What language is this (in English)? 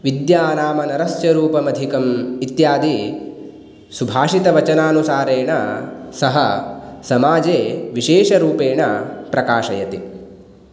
Sanskrit